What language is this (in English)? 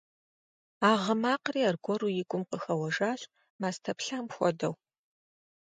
Kabardian